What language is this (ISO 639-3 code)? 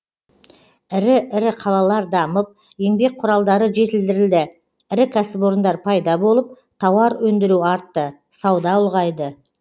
kaz